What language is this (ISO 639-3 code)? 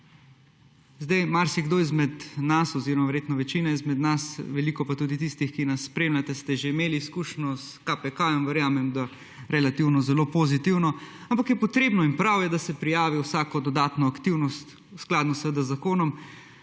slv